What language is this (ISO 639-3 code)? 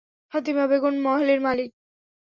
ben